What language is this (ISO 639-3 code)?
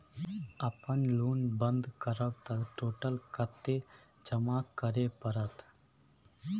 mai